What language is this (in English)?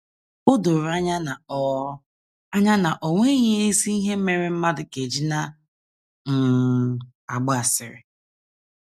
Igbo